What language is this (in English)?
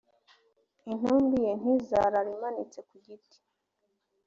Kinyarwanda